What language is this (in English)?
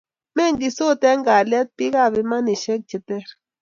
Kalenjin